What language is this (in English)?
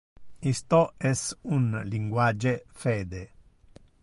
Interlingua